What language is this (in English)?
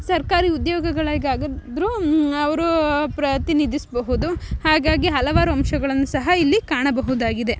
Kannada